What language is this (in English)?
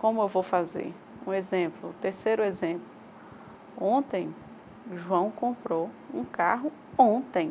Portuguese